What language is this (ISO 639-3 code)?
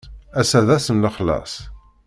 kab